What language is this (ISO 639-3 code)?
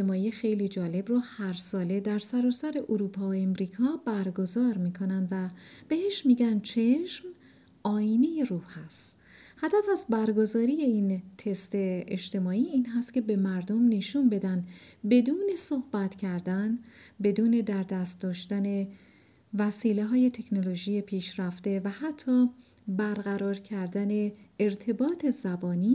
fas